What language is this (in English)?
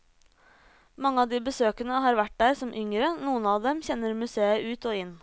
Norwegian